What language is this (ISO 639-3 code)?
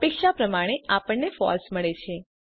guj